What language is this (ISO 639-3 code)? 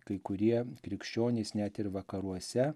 lit